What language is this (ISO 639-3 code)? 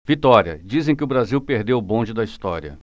por